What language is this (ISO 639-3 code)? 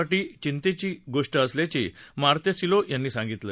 mar